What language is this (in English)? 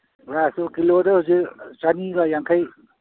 Manipuri